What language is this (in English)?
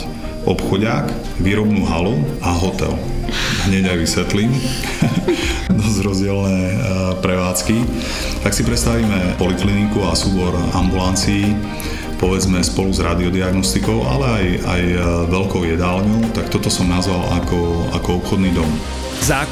Slovak